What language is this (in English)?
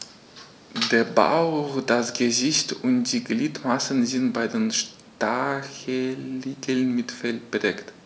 German